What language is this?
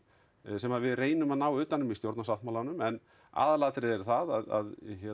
Icelandic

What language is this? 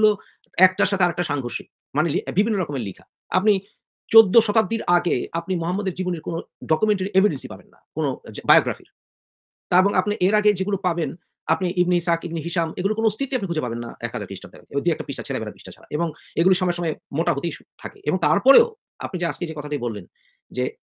Bangla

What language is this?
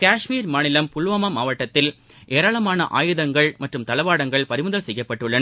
Tamil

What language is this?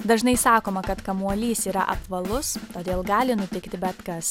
Lithuanian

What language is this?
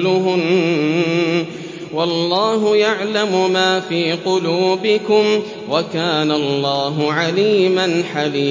Arabic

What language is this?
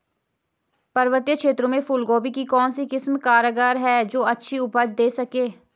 Hindi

